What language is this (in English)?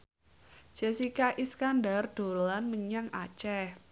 Javanese